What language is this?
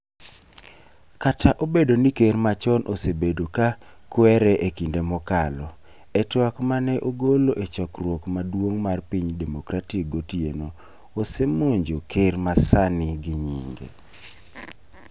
Luo (Kenya and Tanzania)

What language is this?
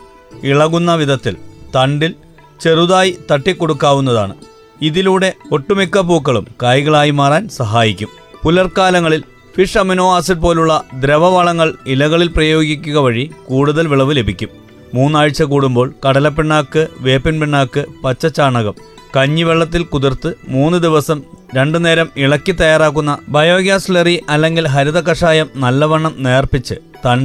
Malayalam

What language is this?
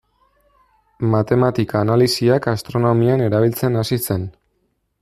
Basque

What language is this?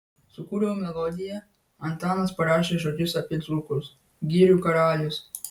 Lithuanian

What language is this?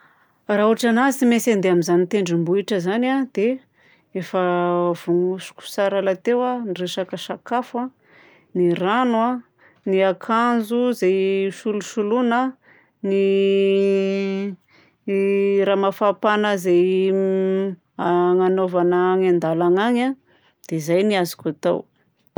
Southern Betsimisaraka Malagasy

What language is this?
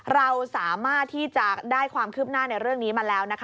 Thai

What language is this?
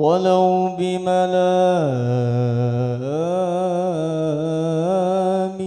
Arabic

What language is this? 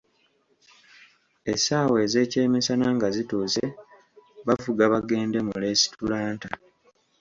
Ganda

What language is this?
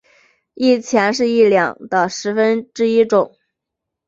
Chinese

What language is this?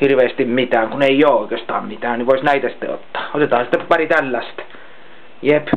Finnish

